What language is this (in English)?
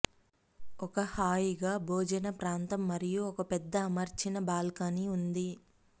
Telugu